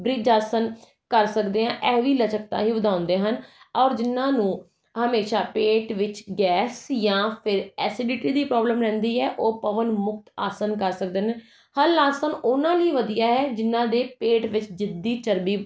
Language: Punjabi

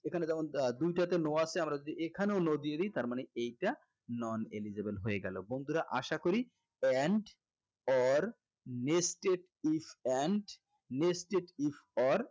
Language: Bangla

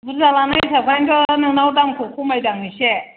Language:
Bodo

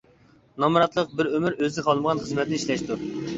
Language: Uyghur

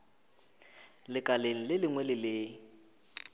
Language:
Northern Sotho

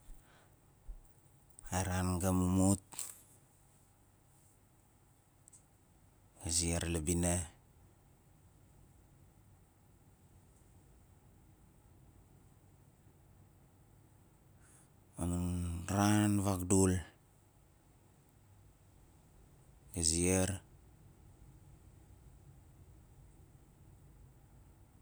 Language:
Nalik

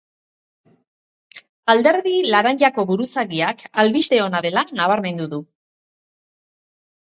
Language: Basque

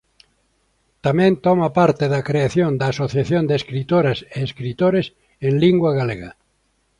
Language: Galician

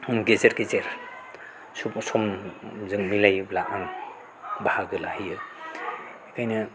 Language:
Bodo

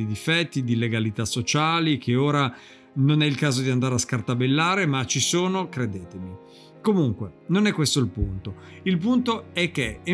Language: Italian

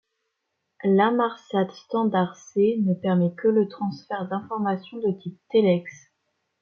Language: French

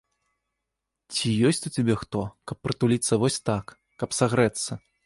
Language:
Belarusian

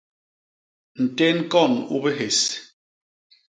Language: Basaa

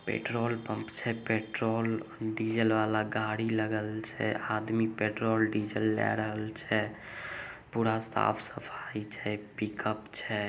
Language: Magahi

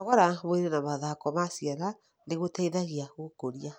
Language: Kikuyu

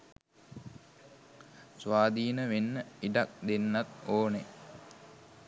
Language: Sinhala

